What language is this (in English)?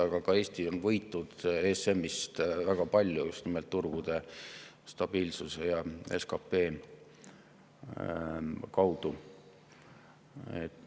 Estonian